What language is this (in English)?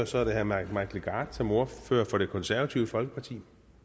Danish